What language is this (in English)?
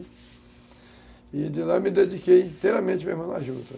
Portuguese